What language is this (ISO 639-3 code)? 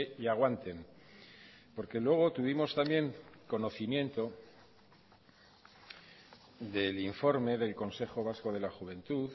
spa